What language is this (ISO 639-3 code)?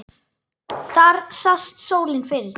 isl